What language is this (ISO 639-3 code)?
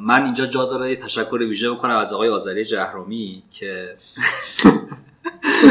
fas